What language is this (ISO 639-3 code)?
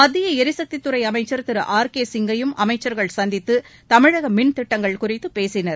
tam